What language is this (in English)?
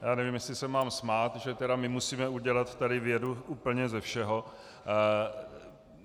Czech